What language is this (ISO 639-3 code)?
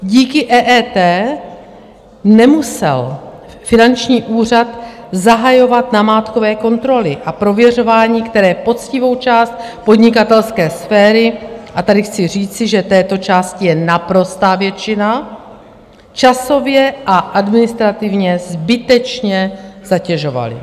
ces